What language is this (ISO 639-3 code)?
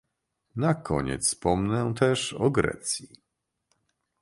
pol